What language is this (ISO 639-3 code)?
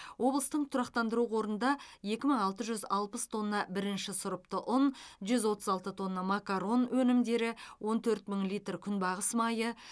kaz